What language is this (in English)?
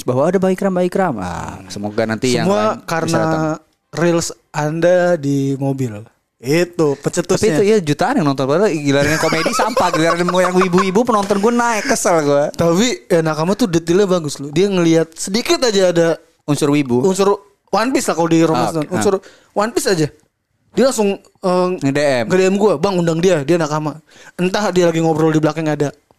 Indonesian